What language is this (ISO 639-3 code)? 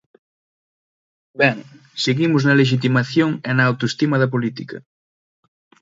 glg